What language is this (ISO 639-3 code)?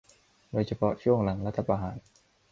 tha